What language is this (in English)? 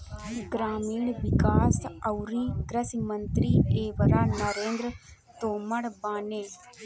Bhojpuri